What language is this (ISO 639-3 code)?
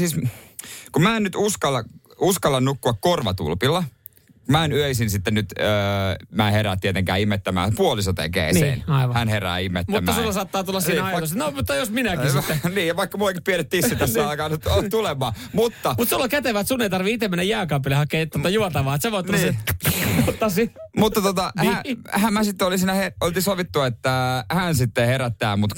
fin